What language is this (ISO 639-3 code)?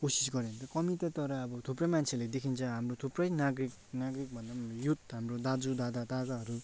nep